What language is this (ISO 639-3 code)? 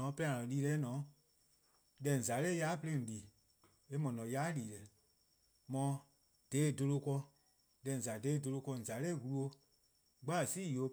kqo